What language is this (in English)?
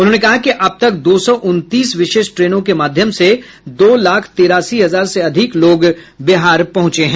Hindi